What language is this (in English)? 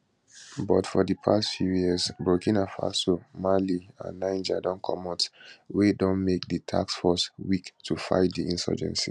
Nigerian Pidgin